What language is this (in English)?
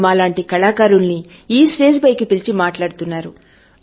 Telugu